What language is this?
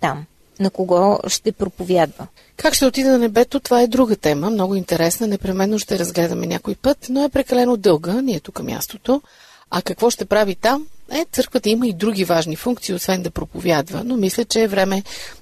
Bulgarian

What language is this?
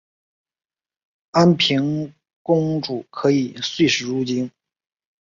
Chinese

